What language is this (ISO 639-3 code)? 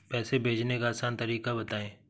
hin